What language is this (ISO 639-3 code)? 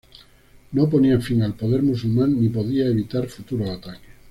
spa